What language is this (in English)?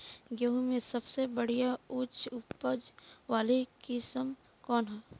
Bhojpuri